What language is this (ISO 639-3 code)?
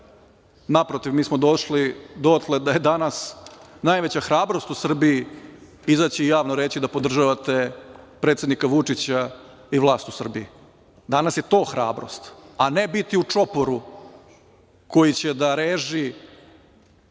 srp